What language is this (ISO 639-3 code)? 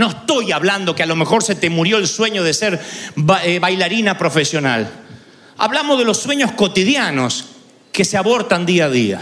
spa